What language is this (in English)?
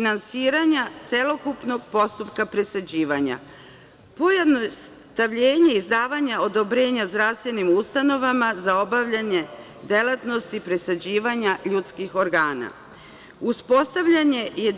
Serbian